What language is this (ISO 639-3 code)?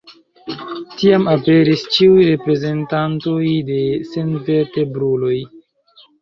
epo